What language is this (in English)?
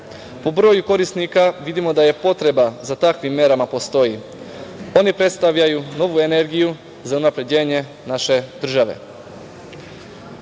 Serbian